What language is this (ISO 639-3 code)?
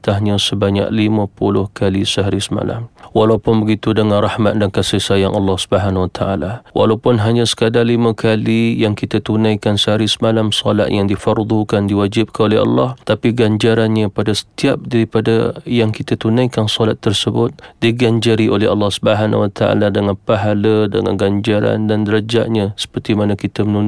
msa